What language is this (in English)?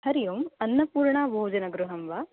Sanskrit